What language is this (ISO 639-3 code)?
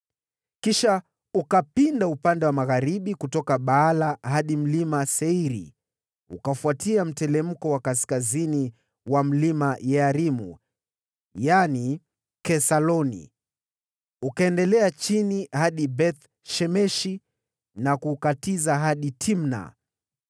swa